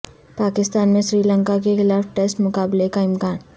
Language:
Urdu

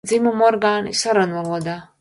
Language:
Latvian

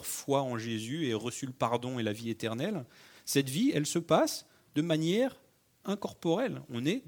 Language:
French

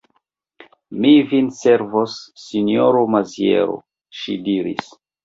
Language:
Esperanto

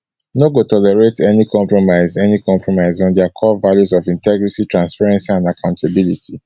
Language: Nigerian Pidgin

